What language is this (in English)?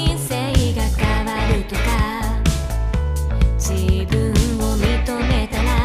Japanese